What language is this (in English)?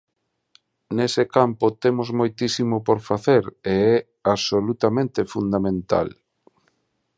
Galician